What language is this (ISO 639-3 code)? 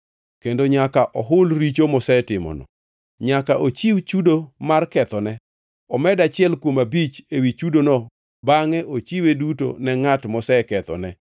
luo